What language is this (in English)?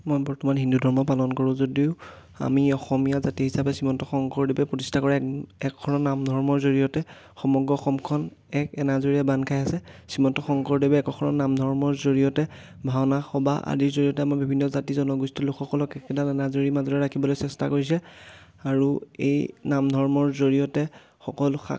Assamese